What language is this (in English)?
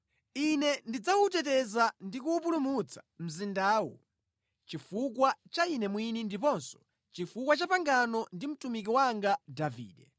Nyanja